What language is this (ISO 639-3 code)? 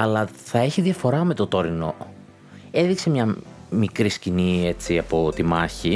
ell